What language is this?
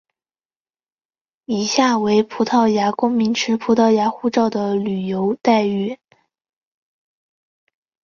Chinese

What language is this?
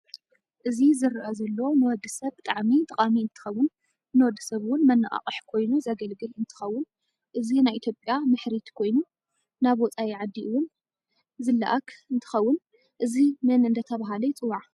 Tigrinya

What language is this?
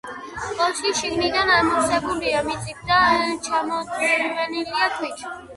Georgian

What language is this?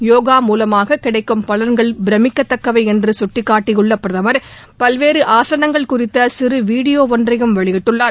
Tamil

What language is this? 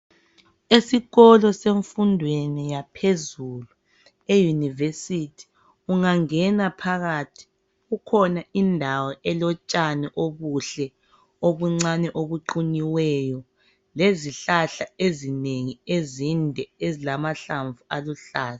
North Ndebele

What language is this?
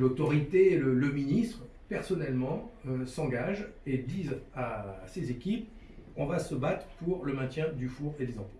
French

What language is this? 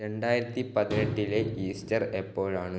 Malayalam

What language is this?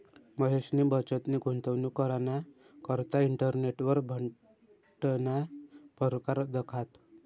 Marathi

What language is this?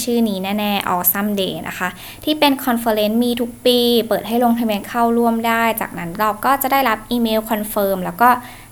Thai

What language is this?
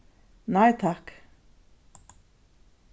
Faroese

